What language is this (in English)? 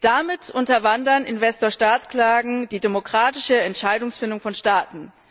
German